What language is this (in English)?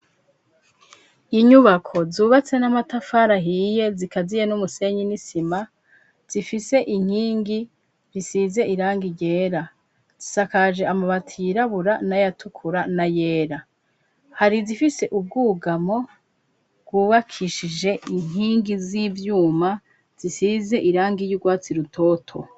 Rundi